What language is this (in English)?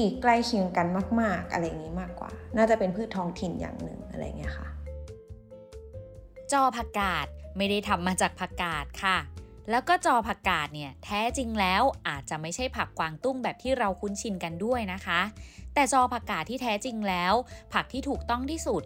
Thai